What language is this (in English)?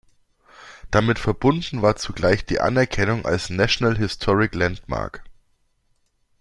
German